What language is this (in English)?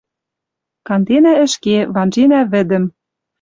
Western Mari